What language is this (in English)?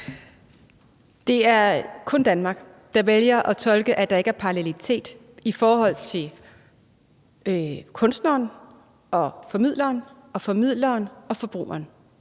Danish